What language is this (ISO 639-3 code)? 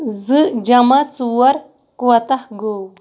kas